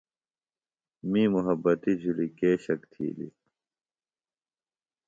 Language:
Phalura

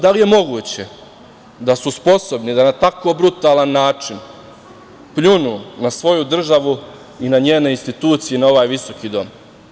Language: Serbian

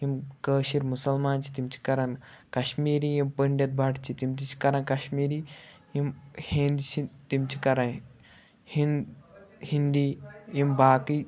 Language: Kashmiri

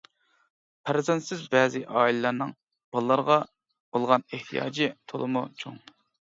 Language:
Uyghur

